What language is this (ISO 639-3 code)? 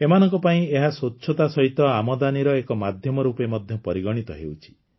ori